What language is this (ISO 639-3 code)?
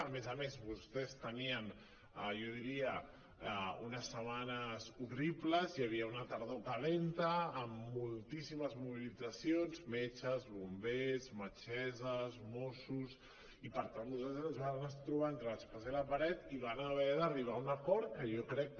cat